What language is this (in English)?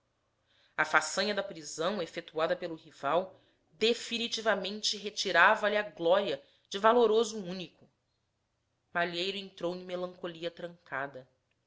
Portuguese